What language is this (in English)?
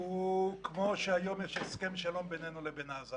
Hebrew